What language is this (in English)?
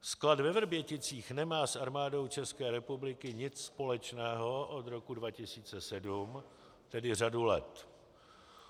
Czech